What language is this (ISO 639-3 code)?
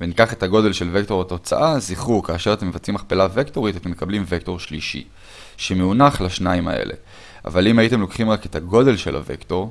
heb